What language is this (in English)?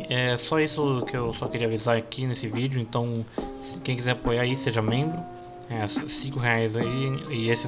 Portuguese